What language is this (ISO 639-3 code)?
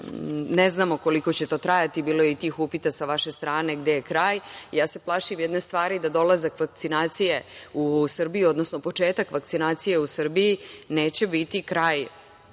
srp